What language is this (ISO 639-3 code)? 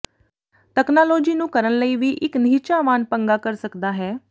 pan